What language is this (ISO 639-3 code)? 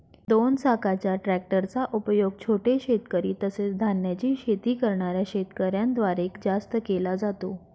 mar